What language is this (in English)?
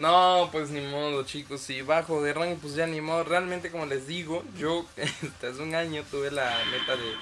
Spanish